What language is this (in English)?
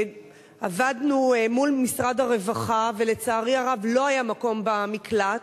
Hebrew